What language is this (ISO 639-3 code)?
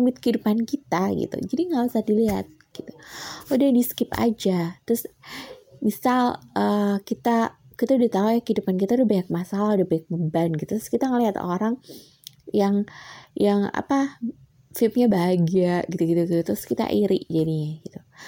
ind